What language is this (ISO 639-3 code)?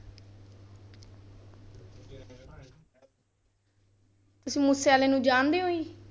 pan